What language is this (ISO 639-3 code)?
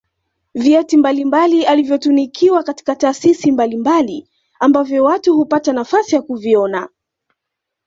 swa